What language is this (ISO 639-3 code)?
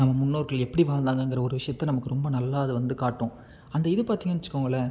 tam